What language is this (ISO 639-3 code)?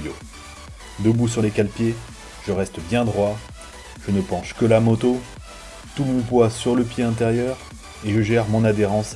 fra